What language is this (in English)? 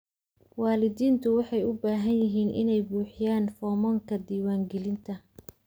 Somali